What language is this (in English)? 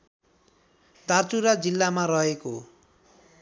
Nepali